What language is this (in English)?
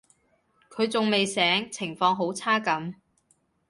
Cantonese